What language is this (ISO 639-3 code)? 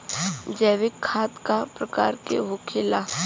bho